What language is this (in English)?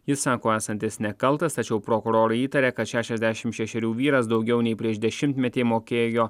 Lithuanian